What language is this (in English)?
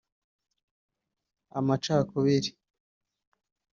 Kinyarwanda